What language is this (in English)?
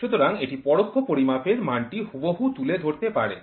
Bangla